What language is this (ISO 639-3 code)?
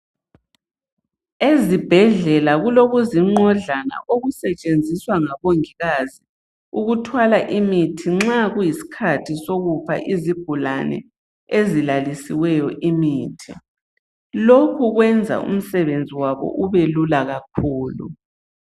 nde